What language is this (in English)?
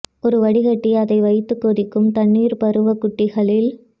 Tamil